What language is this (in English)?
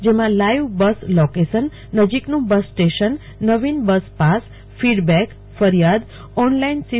Gujarati